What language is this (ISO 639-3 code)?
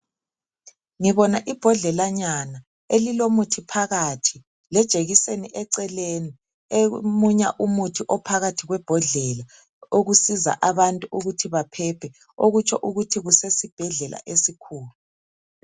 nde